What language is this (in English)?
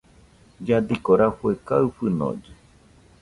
Nüpode Huitoto